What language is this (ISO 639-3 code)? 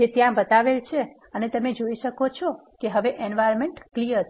guj